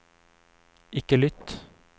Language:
Norwegian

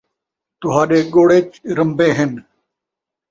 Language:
Saraiki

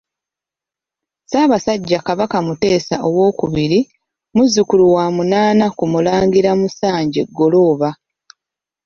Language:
Ganda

